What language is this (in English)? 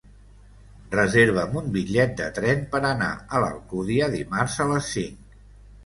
Catalan